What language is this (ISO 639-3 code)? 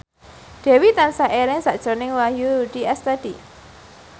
jav